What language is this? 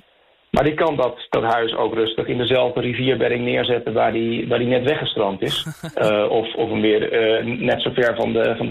Dutch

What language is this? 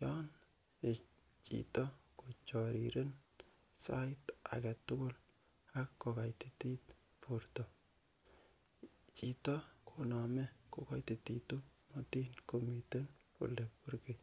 Kalenjin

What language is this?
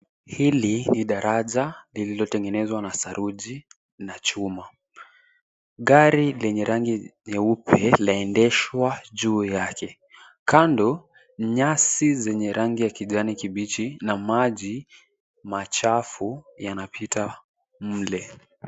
Swahili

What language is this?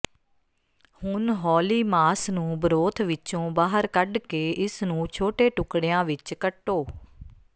Punjabi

